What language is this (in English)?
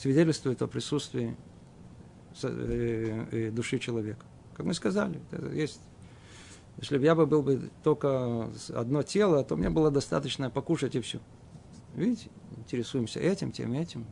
Russian